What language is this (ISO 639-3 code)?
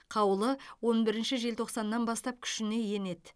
kaz